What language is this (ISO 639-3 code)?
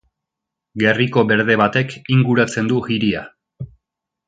eus